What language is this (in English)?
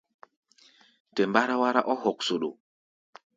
Gbaya